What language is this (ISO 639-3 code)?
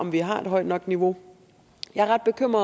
dan